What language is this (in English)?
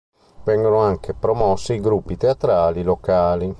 Italian